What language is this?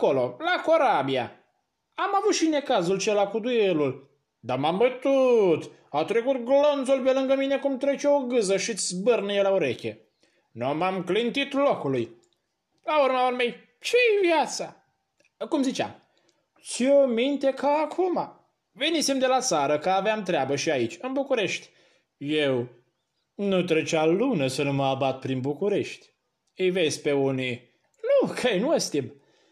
Romanian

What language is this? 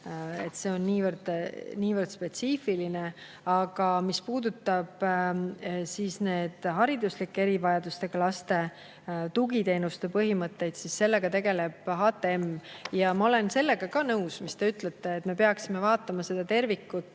Estonian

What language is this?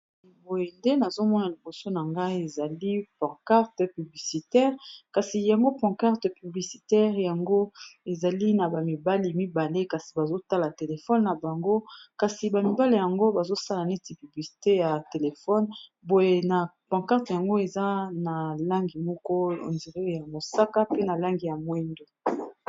Lingala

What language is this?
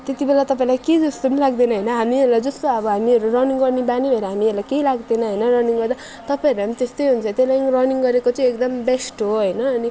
Nepali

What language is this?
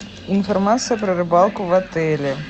Russian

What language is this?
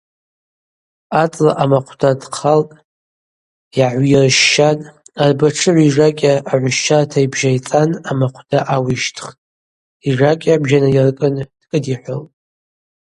Abaza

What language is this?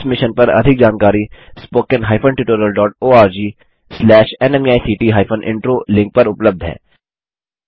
Hindi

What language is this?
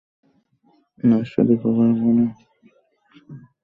Bangla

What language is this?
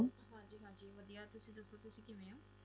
Punjabi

